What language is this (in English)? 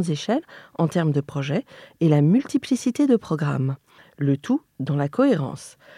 French